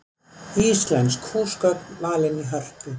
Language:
Icelandic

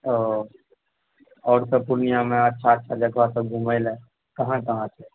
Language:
Maithili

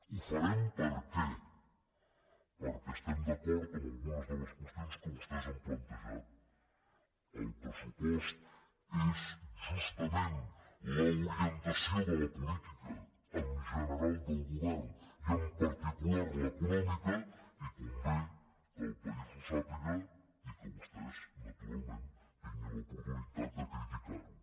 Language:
Catalan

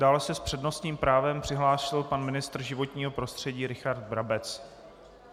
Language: Czech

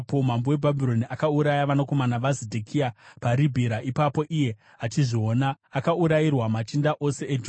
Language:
Shona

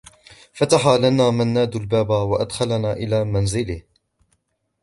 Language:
Arabic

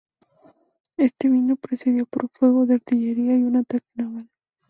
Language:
Spanish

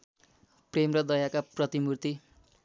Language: Nepali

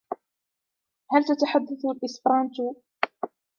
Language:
Arabic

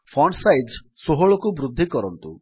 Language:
Odia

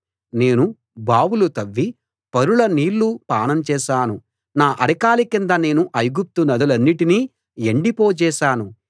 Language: Telugu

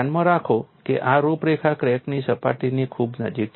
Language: Gujarati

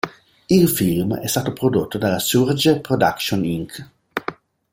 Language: Italian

